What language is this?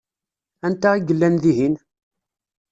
Kabyle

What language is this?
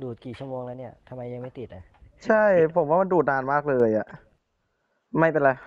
Thai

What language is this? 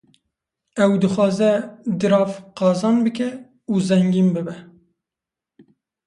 Kurdish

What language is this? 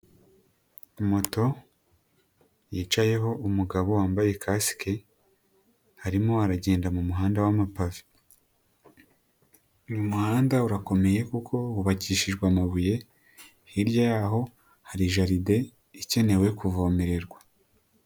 Kinyarwanda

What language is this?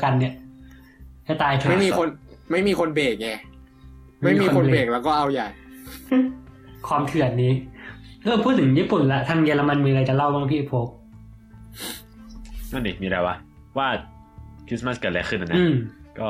Thai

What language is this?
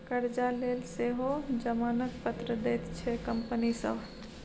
Maithili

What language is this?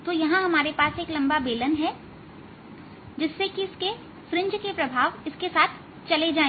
Hindi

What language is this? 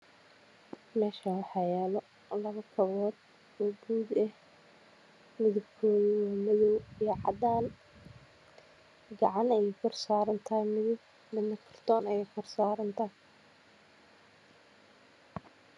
Somali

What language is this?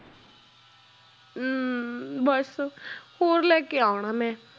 Punjabi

